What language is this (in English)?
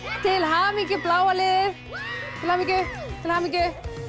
Icelandic